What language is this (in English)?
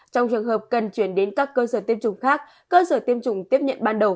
Vietnamese